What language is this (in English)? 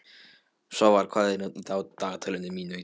Icelandic